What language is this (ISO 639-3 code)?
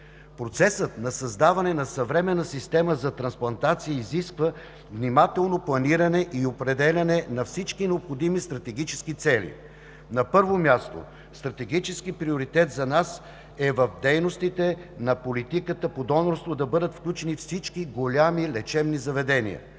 bul